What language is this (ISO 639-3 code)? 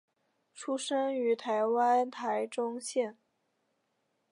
zho